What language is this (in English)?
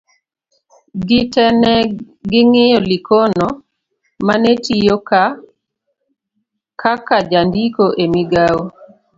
Luo (Kenya and Tanzania)